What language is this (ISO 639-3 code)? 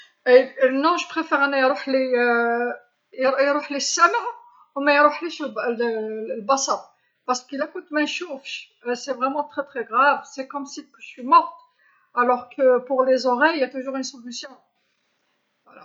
arq